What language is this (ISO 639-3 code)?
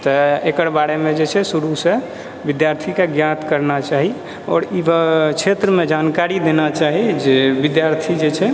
mai